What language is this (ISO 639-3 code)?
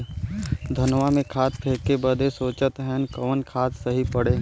bho